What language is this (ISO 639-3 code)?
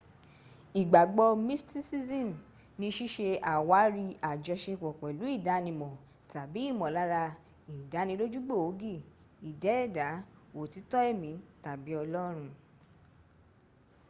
yor